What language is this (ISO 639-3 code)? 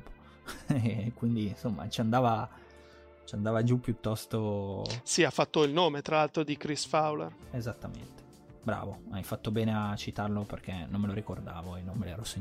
ita